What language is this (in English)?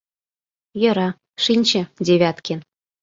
Mari